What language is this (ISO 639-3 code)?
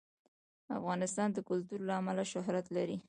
pus